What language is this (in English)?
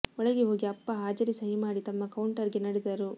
Kannada